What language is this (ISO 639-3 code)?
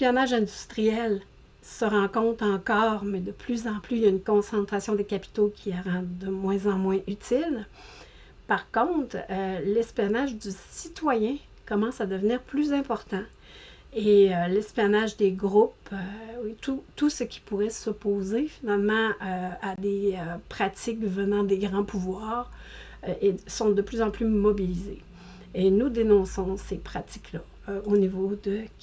fra